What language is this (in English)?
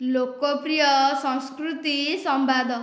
Odia